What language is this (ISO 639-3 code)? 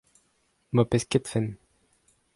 bre